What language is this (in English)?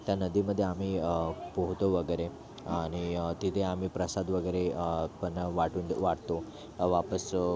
Marathi